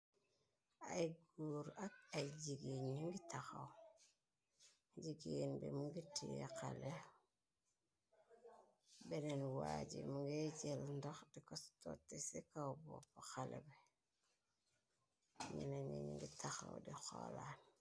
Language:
Wolof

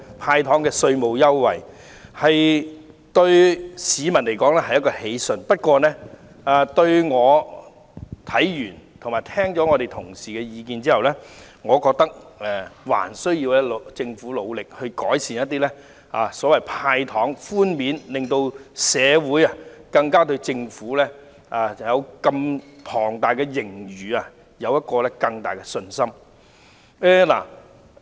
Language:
Cantonese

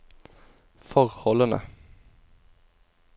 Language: Norwegian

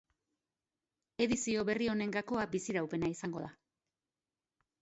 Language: Basque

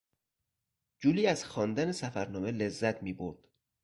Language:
Persian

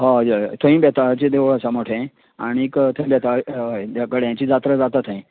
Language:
Konkani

